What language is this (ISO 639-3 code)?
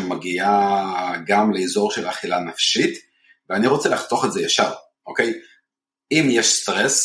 heb